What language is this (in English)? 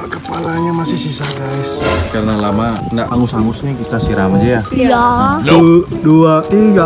Indonesian